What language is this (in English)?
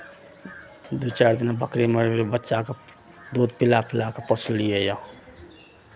Maithili